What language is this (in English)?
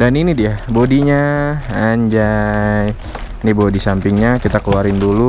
Indonesian